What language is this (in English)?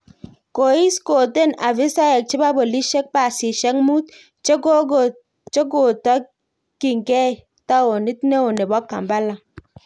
Kalenjin